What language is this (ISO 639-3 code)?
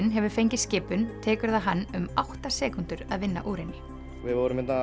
isl